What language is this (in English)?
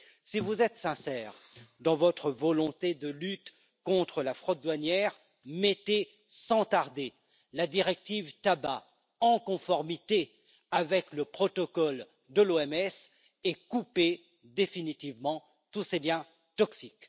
French